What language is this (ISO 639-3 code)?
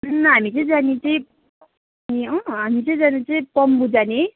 nep